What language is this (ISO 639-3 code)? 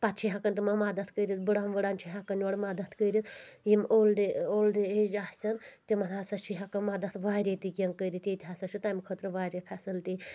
kas